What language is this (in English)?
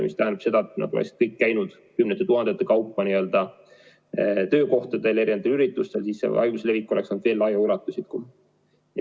Estonian